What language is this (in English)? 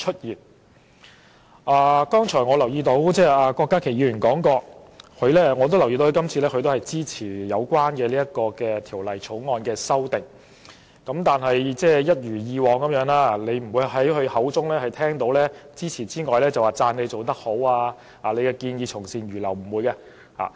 Cantonese